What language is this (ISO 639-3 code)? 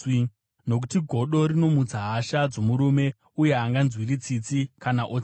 sna